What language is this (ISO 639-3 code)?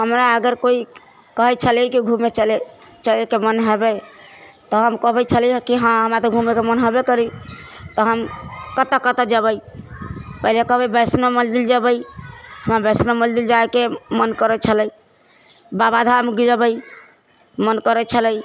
mai